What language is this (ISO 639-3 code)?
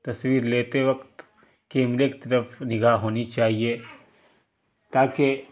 urd